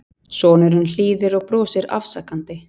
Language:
Icelandic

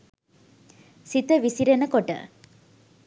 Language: Sinhala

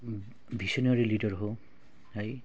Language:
Nepali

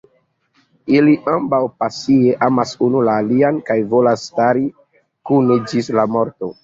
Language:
Esperanto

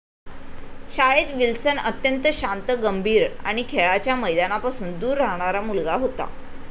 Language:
Marathi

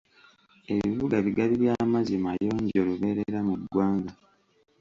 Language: Ganda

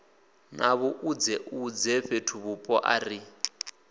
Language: Venda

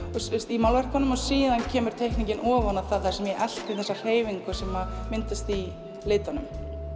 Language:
Icelandic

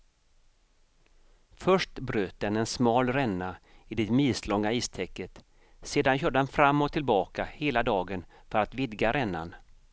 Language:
Swedish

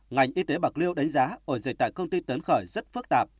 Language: Vietnamese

